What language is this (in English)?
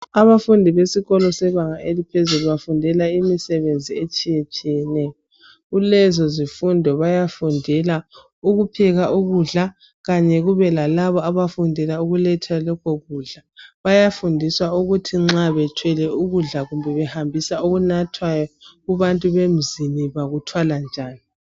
North Ndebele